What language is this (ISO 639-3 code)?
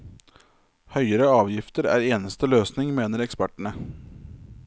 nor